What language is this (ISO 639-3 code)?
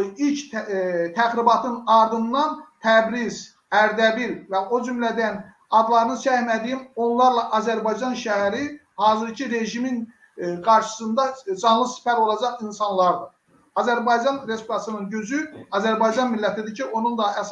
tur